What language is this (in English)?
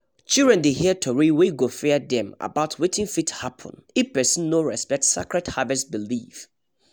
Nigerian Pidgin